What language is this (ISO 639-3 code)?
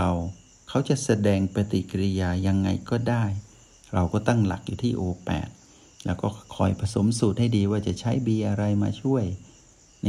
tha